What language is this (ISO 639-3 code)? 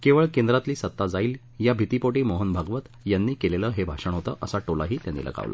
mar